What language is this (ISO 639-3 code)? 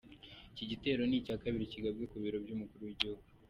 kin